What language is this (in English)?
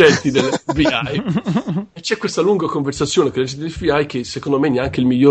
Italian